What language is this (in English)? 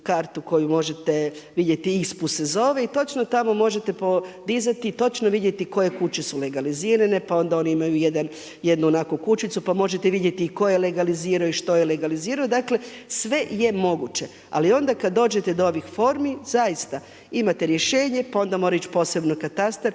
Croatian